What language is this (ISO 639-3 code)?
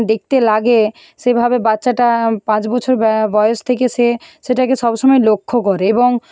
ben